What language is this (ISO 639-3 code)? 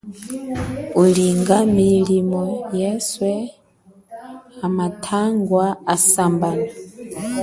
cjk